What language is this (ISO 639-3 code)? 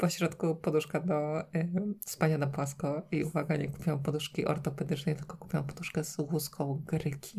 pol